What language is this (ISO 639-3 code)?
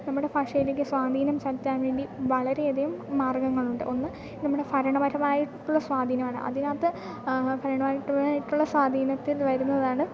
mal